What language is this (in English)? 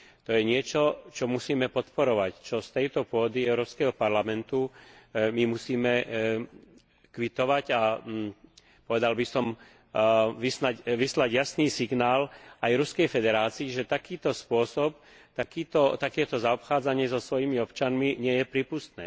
Slovak